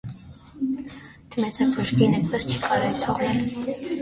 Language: Armenian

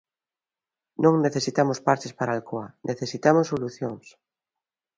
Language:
Galician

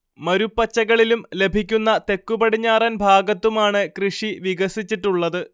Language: Malayalam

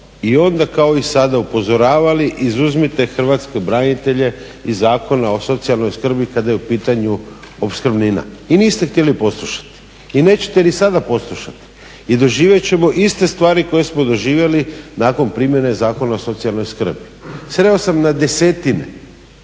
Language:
Croatian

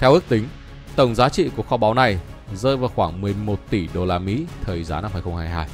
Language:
Vietnamese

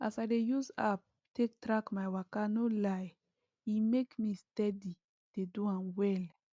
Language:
Nigerian Pidgin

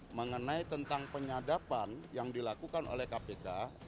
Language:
Indonesian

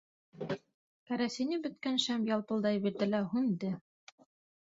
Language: Bashkir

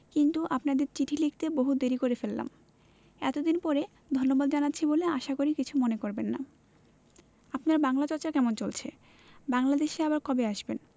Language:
Bangla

